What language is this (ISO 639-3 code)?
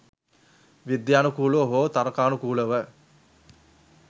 sin